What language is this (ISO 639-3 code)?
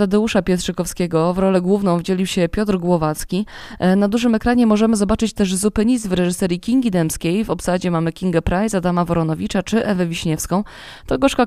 pol